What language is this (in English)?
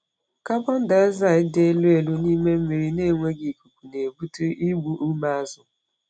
Igbo